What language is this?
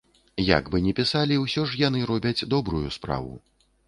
Belarusian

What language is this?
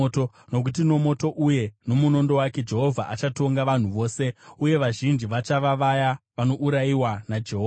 Shona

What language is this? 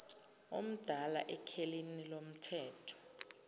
Zulu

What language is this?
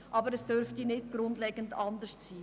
Swiss German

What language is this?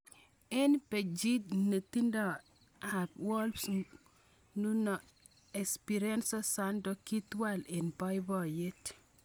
Kalenjin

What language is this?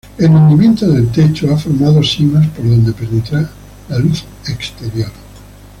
Spanish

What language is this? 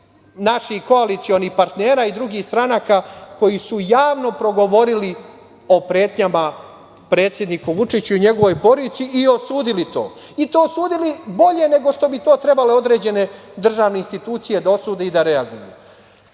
Serbian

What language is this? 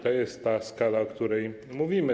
Polish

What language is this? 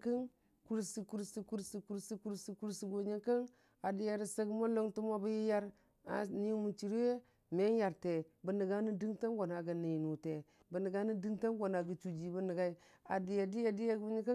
Dijim-Bwilim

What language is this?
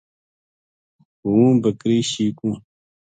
Gujari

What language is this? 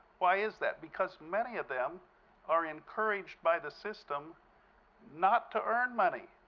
English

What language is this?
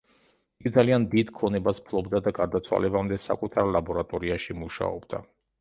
Georgian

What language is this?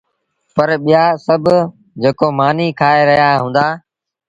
Sindhi Bhil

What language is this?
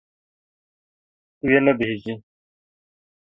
Kurdish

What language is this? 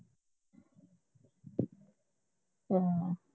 Punjabi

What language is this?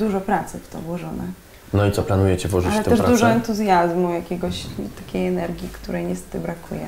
Polish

